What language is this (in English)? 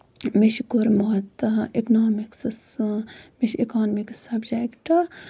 Kashmiri